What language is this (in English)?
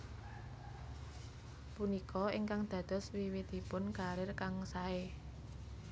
Javanese